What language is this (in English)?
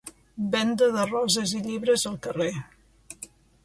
Catalan